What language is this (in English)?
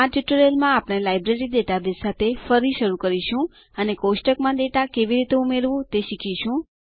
Gujarati